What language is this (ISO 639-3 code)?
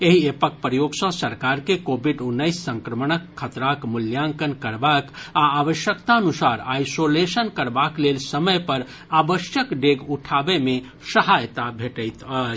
mai